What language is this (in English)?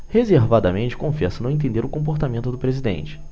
Portuguese